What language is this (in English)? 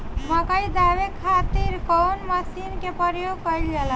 Bhojpuri